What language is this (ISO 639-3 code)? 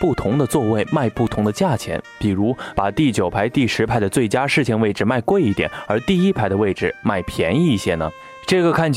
zho